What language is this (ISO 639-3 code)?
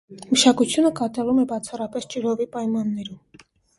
hye